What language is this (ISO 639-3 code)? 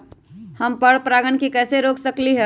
mag